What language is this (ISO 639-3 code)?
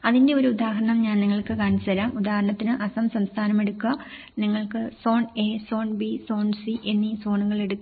mal